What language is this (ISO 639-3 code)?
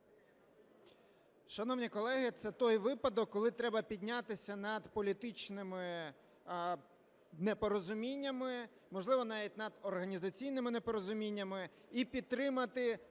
ukr